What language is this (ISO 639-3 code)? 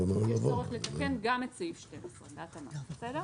heb